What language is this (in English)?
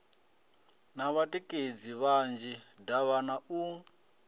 Venda